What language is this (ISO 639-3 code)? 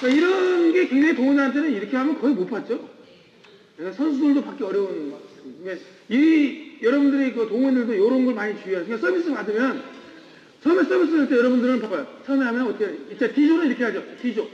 kor